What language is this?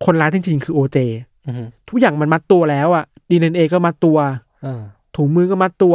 Thai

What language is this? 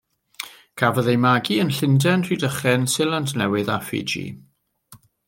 Welsh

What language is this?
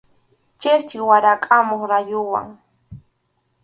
Arequipa-La Unión Quechua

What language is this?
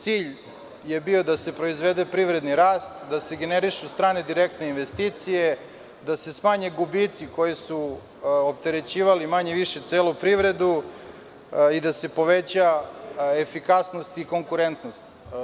Serbian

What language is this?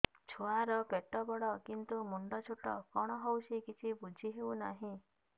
Odia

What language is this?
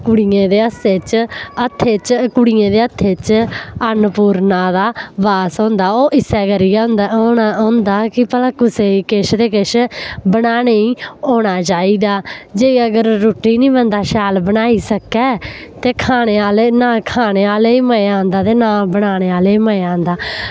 Dogri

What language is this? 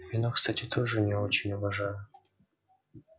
Russian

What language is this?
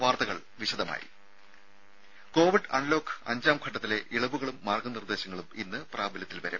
Malayalam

